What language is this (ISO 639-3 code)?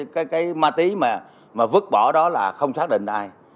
vie